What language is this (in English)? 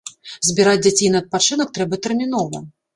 Belarusian